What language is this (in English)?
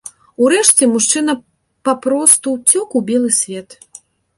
Belarusian